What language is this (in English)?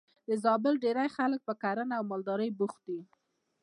Pashto